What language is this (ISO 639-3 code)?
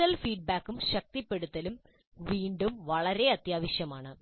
mal